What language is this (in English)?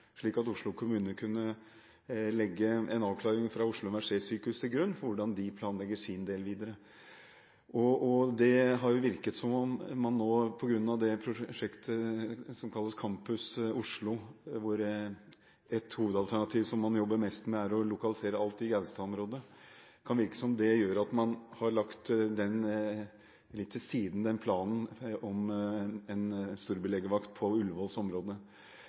Norwegian Bokmål